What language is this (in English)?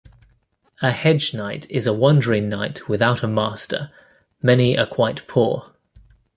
English